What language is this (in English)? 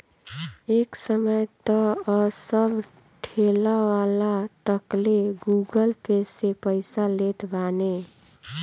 Bhojpuri